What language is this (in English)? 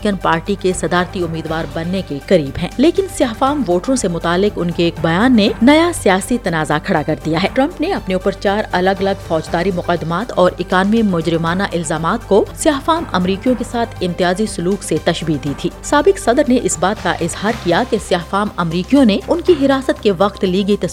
Urdu